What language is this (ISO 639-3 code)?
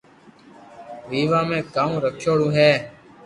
lrk